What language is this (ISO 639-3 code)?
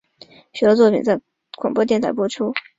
zho